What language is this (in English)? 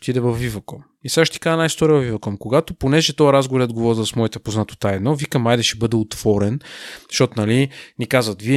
Bulgarian